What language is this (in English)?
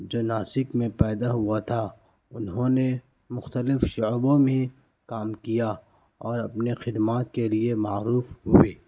Urdu